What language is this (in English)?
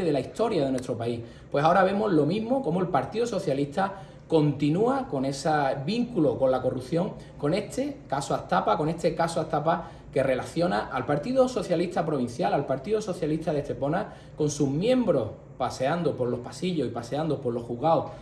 Spanish